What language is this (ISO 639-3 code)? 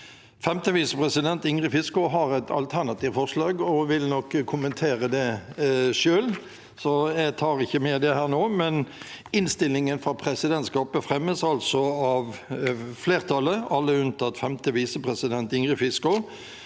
nor